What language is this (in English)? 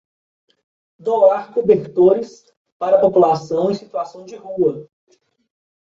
Portuguese